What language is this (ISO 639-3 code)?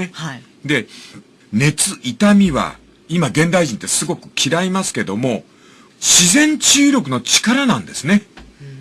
jpn